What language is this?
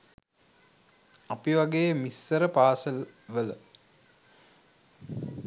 Sinhala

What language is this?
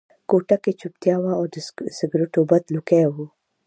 Pashto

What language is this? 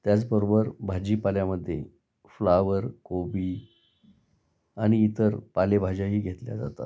Marathi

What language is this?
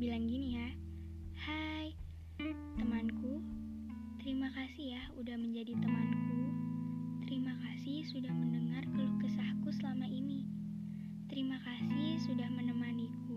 Indonesian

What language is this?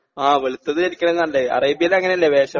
Malayalam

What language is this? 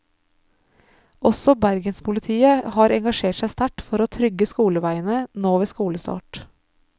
Norwegian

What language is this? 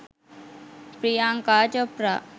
Sinhala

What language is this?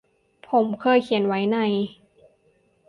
Thai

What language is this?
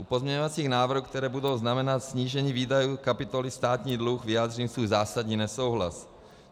Czech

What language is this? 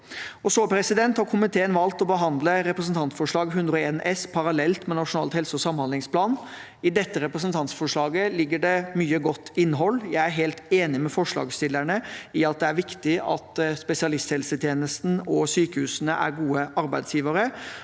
Norwegian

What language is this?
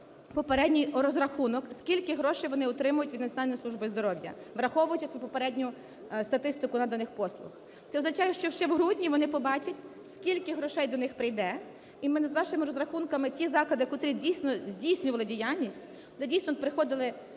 Ukrainian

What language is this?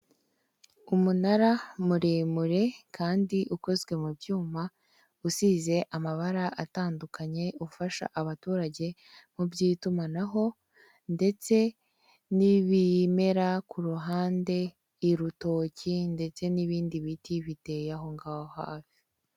Kinyarwanda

